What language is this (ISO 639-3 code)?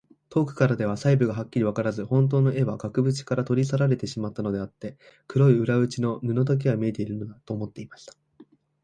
jpn